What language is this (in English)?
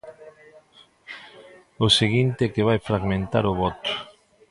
Galician